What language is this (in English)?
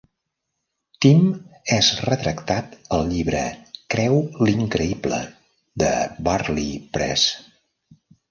Catalan